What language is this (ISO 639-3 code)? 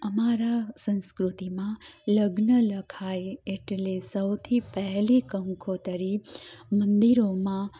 guj